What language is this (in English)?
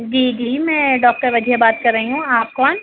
Urdu